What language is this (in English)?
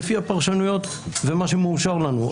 Hebrew